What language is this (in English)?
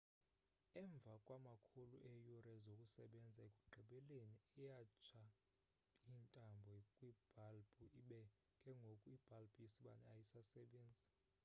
Xhosa